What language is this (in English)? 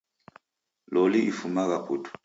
Taita